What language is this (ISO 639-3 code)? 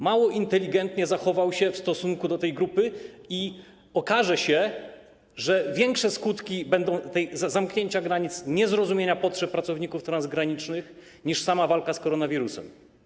pol